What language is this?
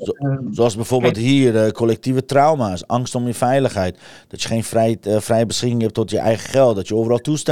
Dutch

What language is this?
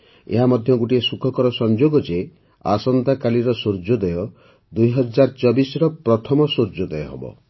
Odia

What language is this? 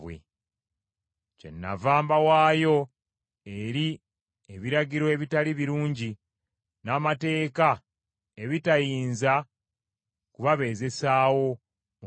Ganda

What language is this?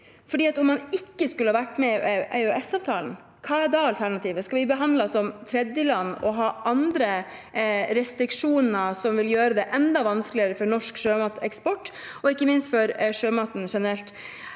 Norwegian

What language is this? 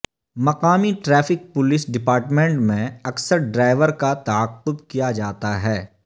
Urdu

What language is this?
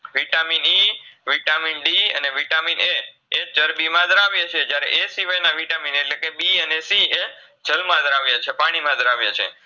Gujarati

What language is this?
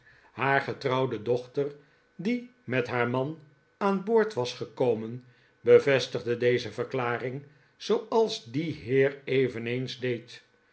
Dutch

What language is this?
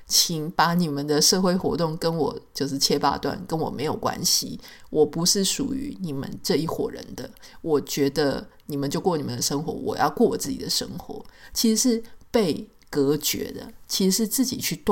Chinese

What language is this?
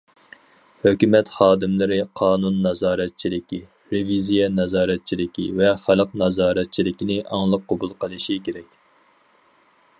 Uyghur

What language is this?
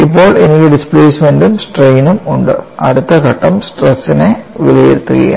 Malayalam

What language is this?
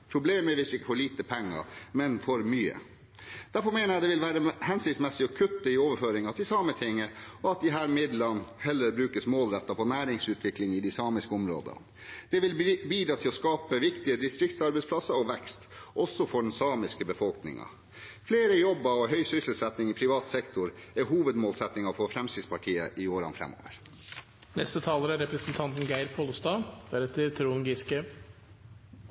Norwegian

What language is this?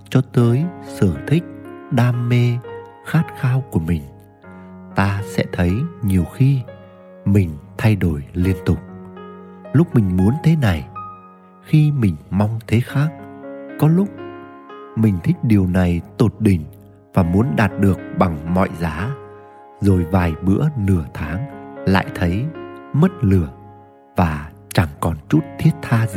Vietnamese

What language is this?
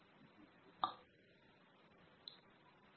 Kannada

